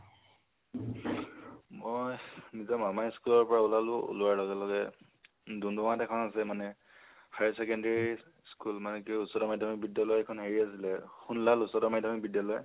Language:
Assamese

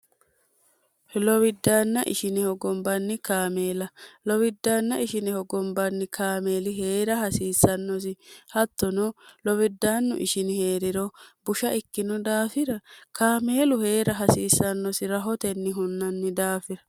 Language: Sidamo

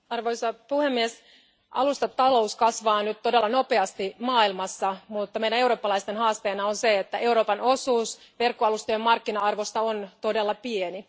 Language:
Finnish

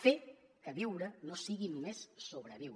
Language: Catalan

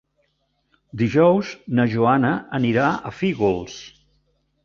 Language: Catalan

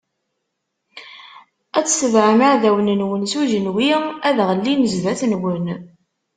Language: Kabyle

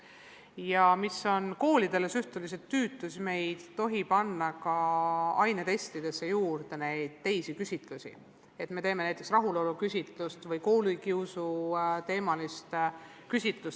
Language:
Estonian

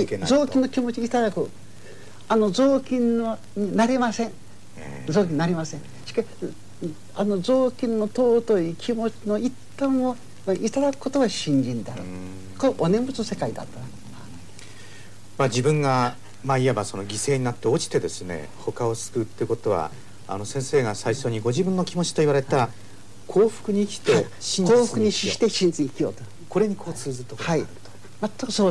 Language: Japanese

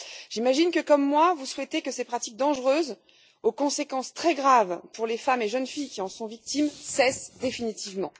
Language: French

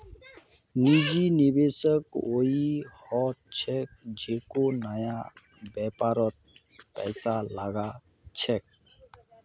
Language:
Magahi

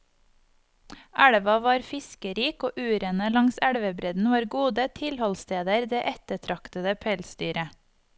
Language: Norwegian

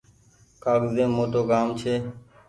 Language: Goaria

